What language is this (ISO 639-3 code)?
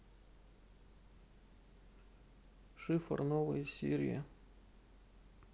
rus